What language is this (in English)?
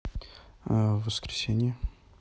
Russian